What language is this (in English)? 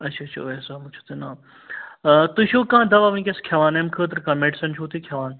Kashmiri